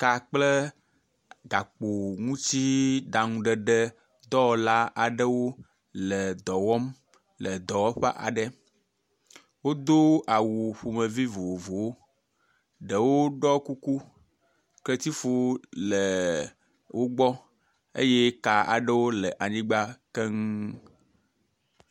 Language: Ewe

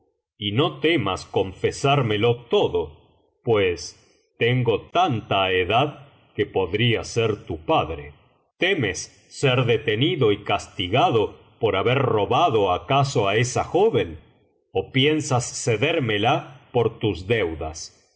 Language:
Spanish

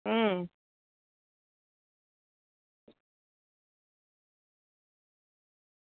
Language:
Gujarati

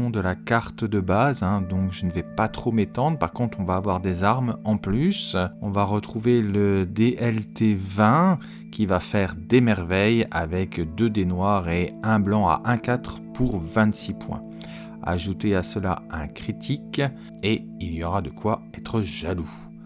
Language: French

